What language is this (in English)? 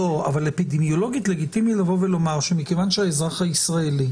Hebrew